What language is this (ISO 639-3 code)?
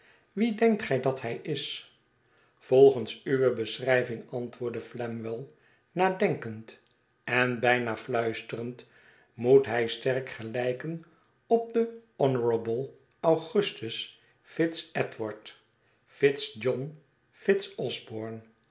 nld